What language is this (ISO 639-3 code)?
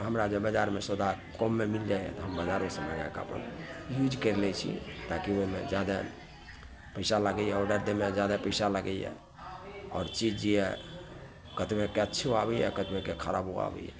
mai